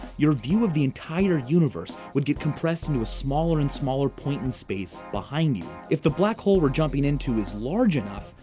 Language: English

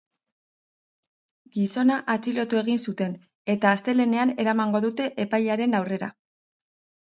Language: Basque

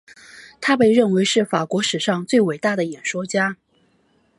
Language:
Chinese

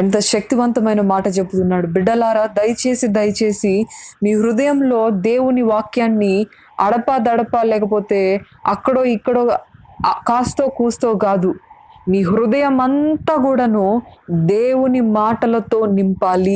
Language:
Telugu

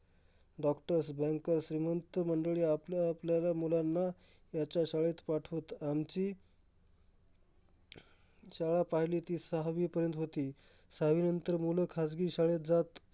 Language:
Marathi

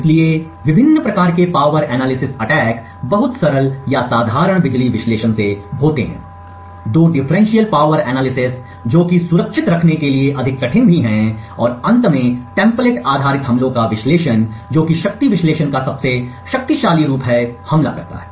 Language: Hindi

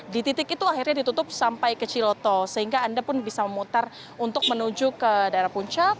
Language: Indonesian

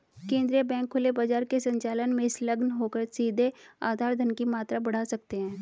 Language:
Hindi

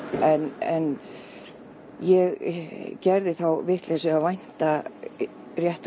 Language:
Icelandic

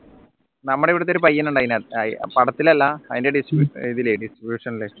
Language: Malayalam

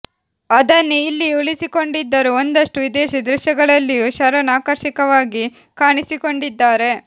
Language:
Kannada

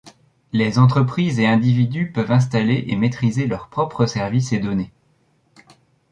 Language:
French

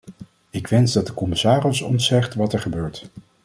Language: Dutch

